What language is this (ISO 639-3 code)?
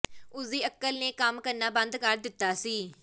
pan